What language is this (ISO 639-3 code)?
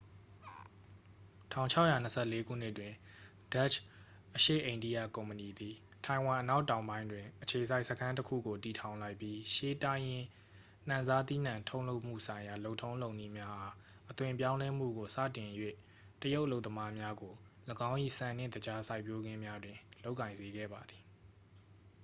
mya